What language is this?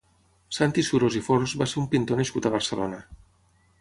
Catalan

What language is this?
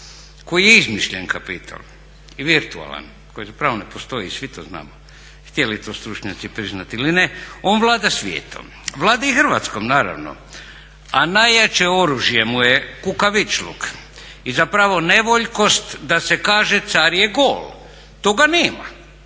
Croatian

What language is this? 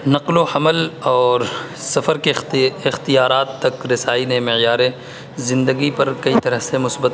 Urdu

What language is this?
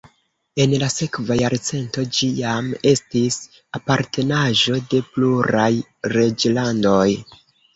Esperanto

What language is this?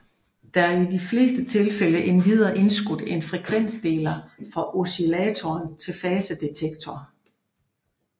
Danish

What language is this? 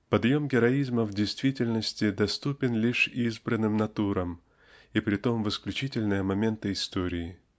Russian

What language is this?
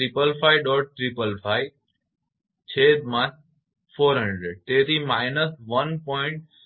Gujarati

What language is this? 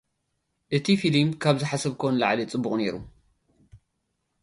Tigrinya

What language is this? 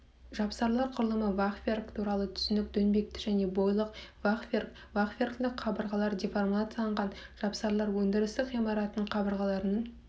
Kazakh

